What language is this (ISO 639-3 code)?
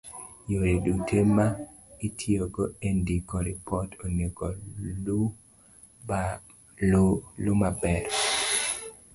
luo